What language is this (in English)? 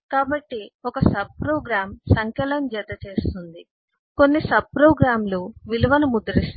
Telugu